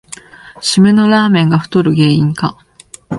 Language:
Japanese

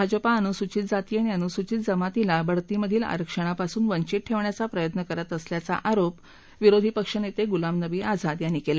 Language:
Marathi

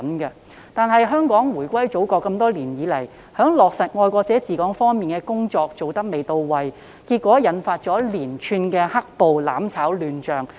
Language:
Cantonese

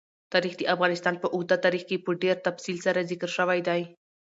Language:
Pashto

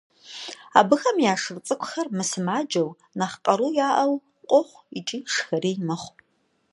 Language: Kabardian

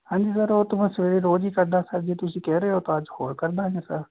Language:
Punjabi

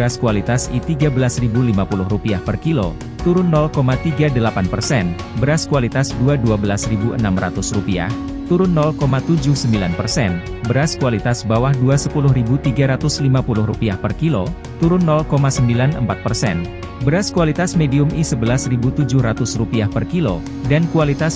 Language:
Indonesian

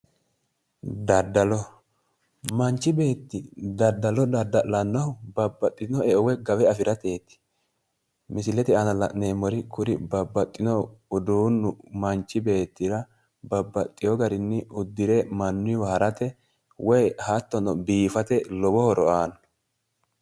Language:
Sidamo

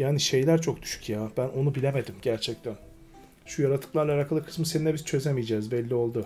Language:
Turkish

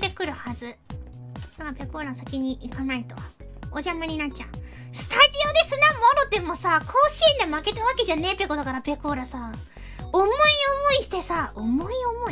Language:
Japanese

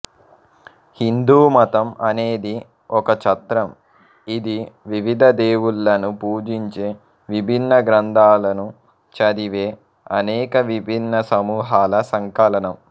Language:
Telugu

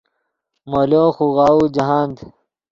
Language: Yidgha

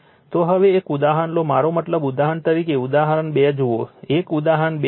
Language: Gujarati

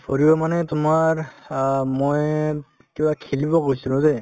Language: Assamese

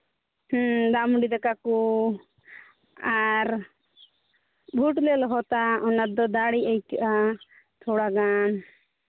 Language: Santali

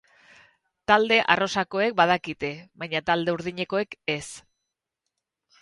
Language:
Basque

